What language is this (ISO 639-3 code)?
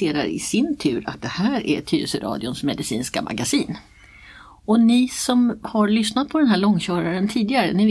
swe